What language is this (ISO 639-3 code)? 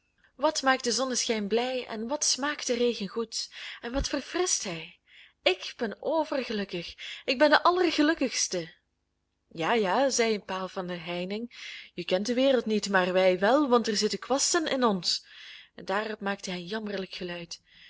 nld